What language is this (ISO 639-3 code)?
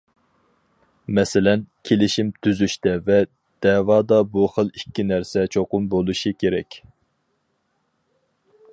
uig